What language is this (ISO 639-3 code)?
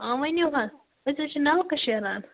kas